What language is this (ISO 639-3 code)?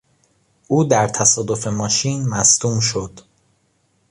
fas